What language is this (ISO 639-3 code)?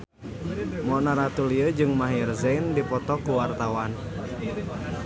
sun